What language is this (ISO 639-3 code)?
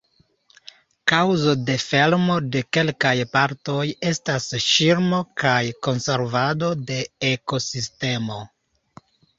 epo